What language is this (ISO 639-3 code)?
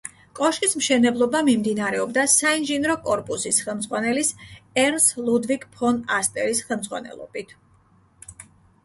kat